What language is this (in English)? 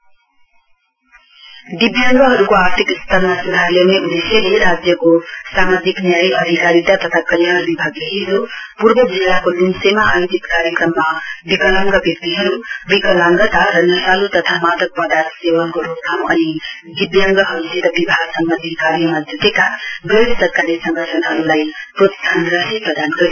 Nepali